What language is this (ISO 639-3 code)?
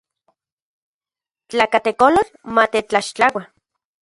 ncx